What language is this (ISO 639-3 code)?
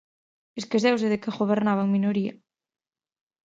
glg